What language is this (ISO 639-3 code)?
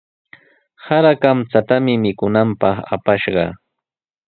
qws